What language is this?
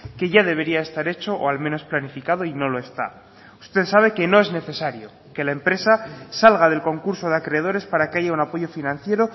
Spanish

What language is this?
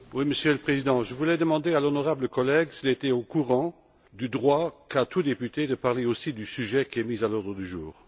French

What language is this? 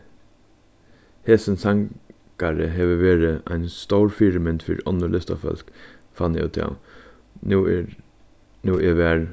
Faroese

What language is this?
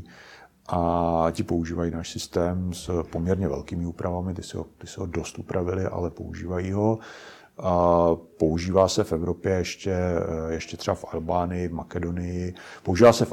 Czech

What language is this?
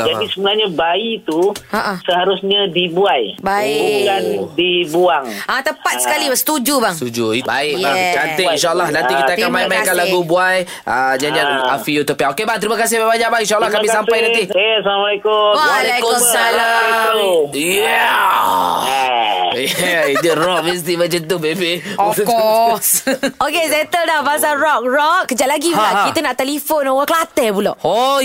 Malay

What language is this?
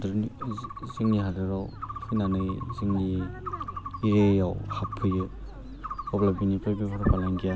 Bodo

